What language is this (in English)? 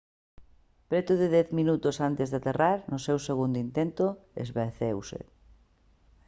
Galician